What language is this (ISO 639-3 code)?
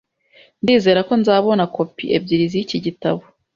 kin